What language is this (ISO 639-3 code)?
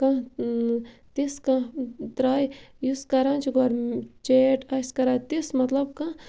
kas